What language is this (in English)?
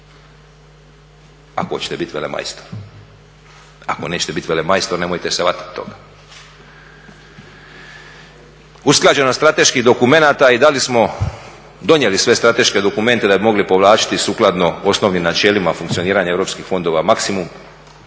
Croatian